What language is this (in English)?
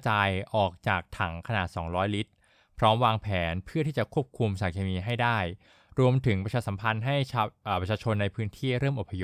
Thai